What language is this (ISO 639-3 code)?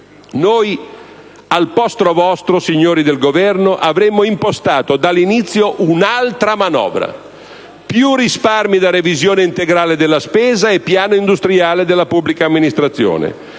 ita